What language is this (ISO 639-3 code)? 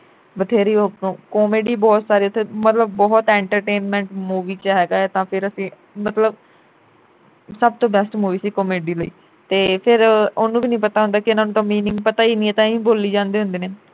pan